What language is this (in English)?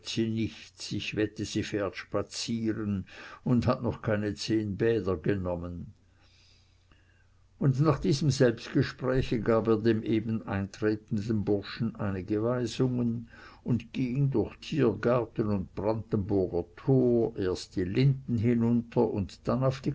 German